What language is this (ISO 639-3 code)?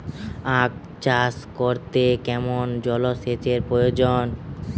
ben